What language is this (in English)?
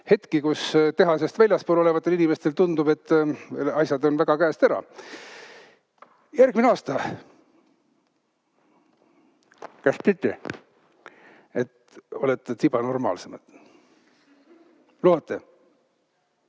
Estonian